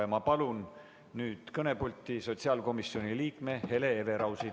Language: Estonian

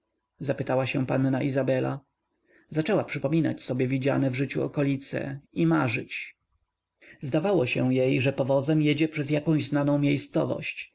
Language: Polish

